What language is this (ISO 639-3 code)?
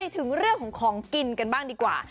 tha